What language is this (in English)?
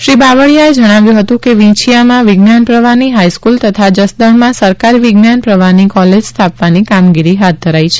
Gujarati